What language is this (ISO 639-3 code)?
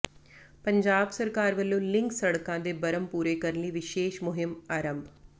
pan